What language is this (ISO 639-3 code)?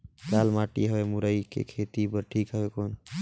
hne